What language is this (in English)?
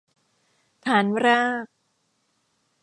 Thai